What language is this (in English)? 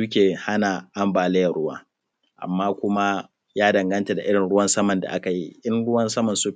Hausa